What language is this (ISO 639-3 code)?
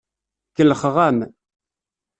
kab